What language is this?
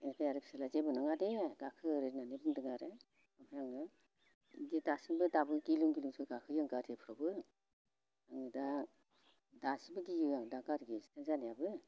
Bodo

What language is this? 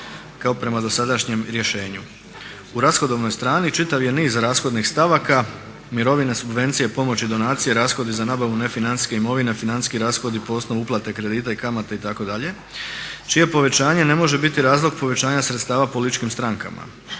Croatian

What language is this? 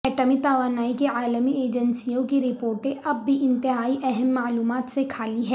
Urdu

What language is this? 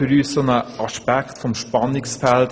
Swiss German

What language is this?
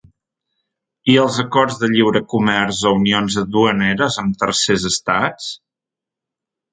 Catalan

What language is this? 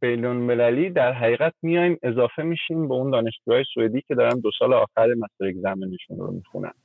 Persian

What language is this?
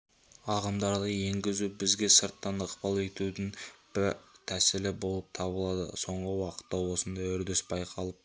Kazakh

